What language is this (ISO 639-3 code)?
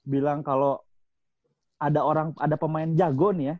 ind